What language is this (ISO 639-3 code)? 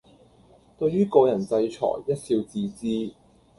yue